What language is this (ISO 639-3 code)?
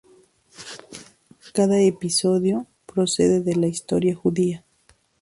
spa